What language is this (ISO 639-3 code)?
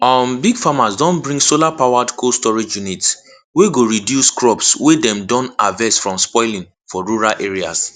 pcm